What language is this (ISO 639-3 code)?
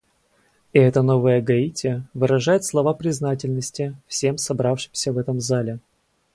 rus